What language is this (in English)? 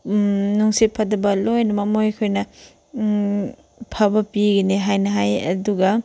Manipuri